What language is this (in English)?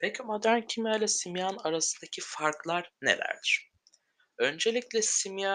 Turkish